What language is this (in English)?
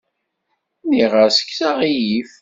Kabyle